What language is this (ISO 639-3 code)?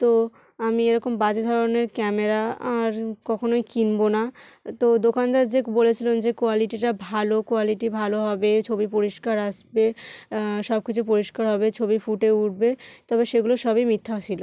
ben